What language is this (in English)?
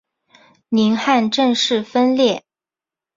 Chinese